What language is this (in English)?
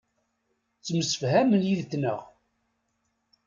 Kabyle